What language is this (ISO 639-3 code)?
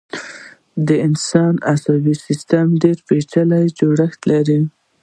pus